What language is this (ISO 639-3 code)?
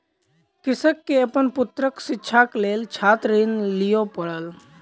mai